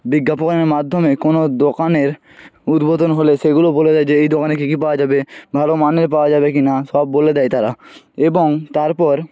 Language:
Bangla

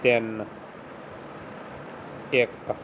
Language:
Punjabi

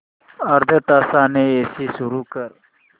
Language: Marathi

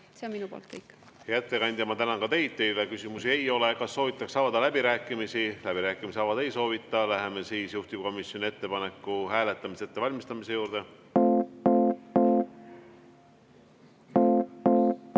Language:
Estonian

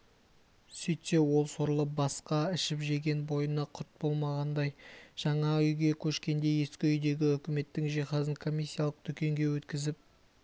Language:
Kazakh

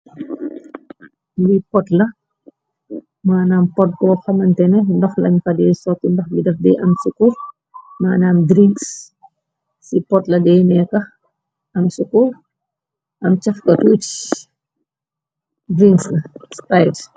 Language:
Wolof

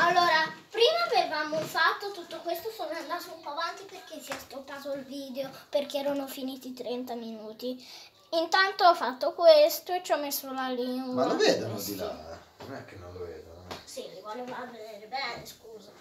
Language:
Italian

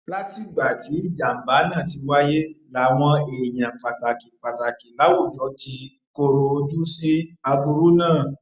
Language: Yoruba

